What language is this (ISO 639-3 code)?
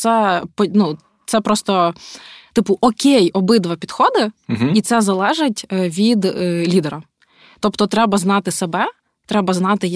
ukr